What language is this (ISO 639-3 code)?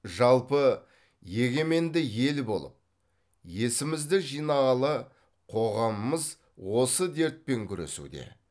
kaz